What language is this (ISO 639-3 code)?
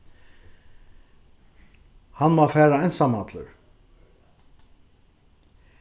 fao